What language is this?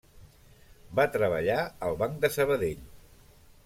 Catalan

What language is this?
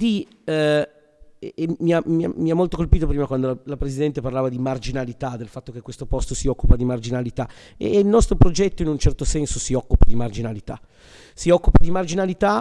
Italian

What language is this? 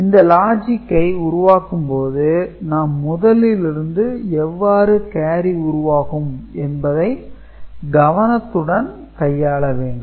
Tamil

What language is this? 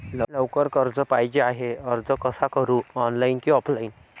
Marathi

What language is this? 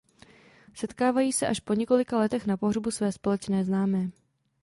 Czech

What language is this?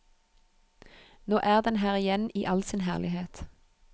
Norwegian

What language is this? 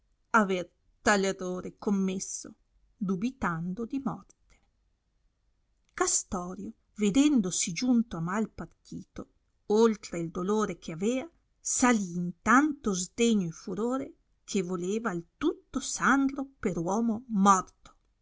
Italian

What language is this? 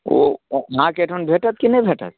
Maithili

